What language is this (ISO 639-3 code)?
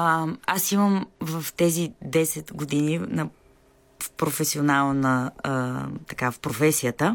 bul